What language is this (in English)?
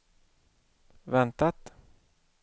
Swedish